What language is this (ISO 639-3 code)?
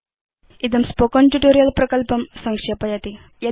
san